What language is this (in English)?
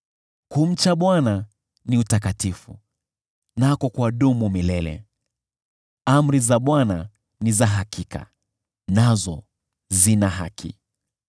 Swahili